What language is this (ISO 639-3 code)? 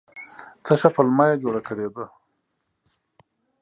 pus